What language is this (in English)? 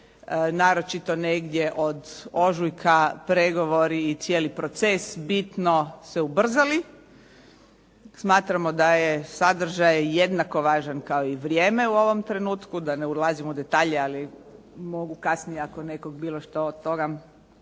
Croatian